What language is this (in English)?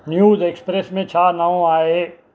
Sindhi